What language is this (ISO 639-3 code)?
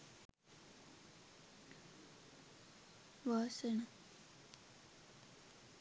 sin